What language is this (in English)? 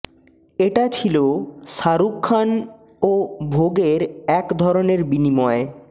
Bangla